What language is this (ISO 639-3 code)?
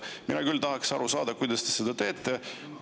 est